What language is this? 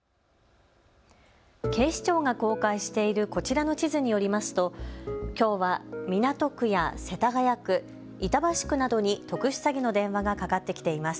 Japanese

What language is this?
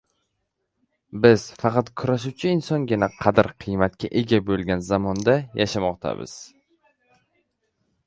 Uzbek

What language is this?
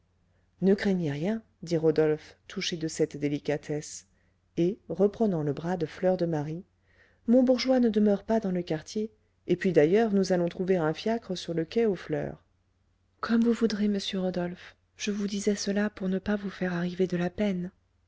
French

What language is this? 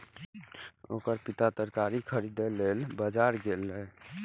Maithili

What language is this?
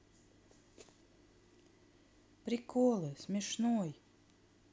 Russian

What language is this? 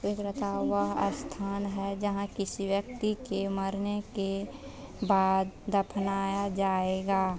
Hindi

